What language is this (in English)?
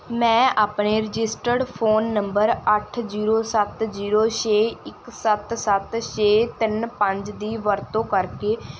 Punjabi